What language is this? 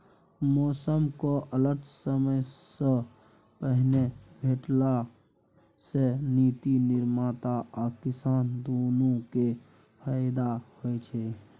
Maithili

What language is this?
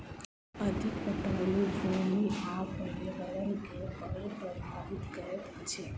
Maithili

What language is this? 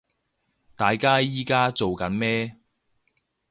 Cantonese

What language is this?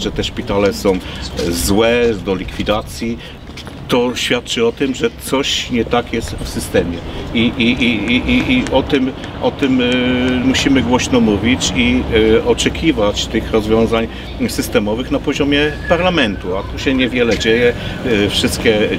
Polish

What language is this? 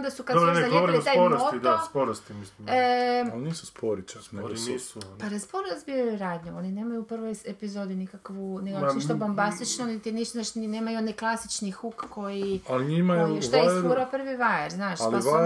Croatian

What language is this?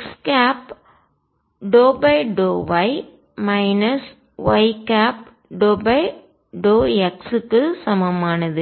Tamil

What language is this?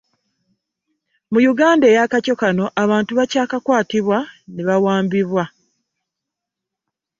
Ganda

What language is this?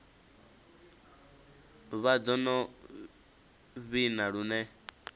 Venda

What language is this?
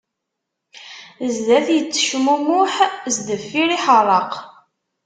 Kabyle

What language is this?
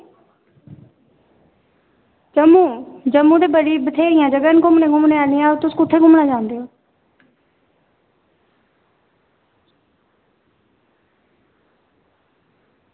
Dogri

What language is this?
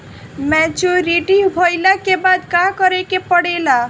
Bhojpuri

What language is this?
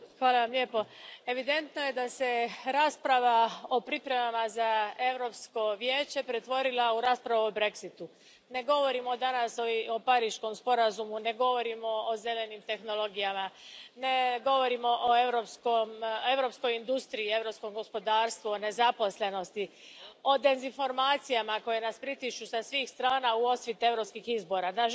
Croatian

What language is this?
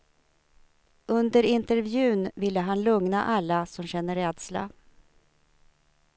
Swedish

